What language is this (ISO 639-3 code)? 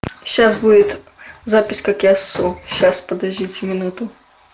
rus